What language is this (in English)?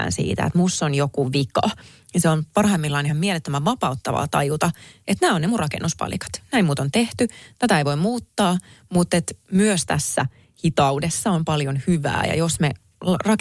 Finnish